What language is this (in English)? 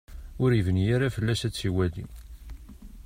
Kabyle